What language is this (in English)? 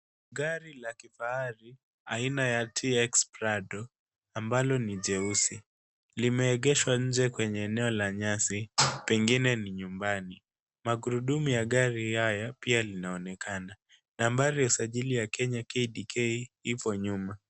Swahili